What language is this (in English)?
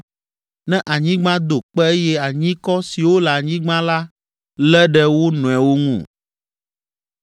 Ewe